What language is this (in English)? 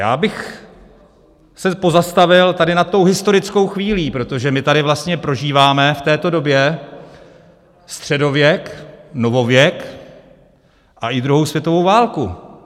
Czech